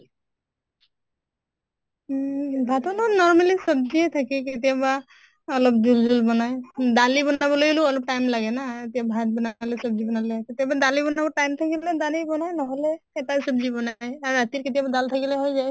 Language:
Assamese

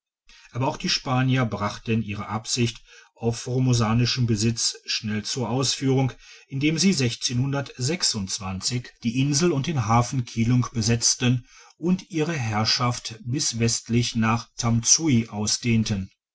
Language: German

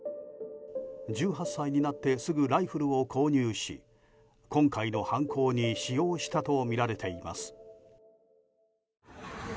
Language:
Japanese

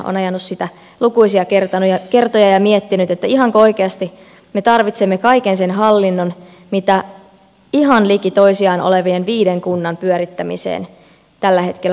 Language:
Finnish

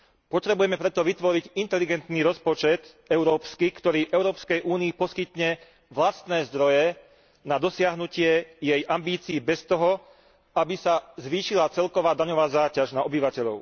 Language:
Slovak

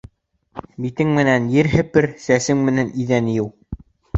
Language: Bashkir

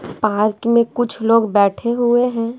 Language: Hindi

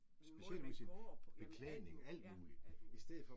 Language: Danish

